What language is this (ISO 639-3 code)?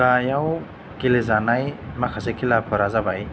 brx